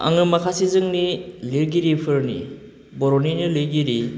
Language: Bodo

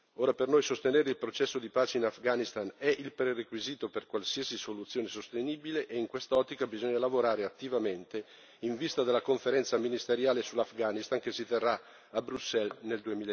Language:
Italian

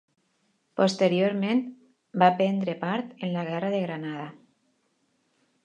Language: Catalan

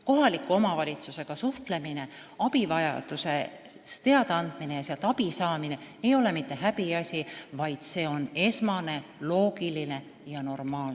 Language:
Estonian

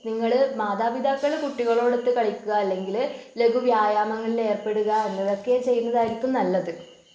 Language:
Malayalam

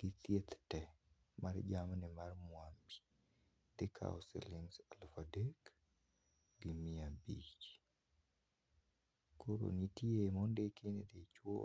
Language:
Luo (Kenya and Tanzania)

